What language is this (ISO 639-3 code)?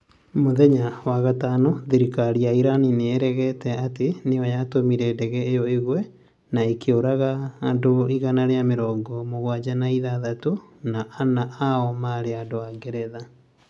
kik